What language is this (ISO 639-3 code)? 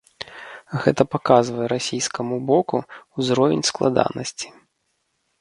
bel